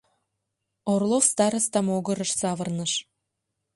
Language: Mari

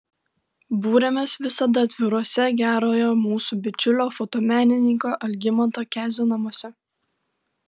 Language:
Lithuanian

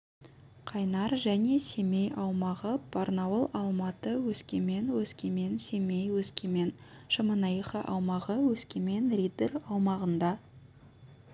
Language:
Kazakh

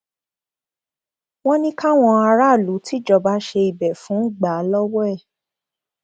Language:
Yoruba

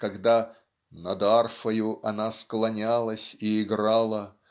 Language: Russian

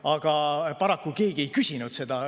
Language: Estonian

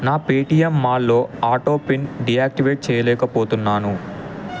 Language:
Telugu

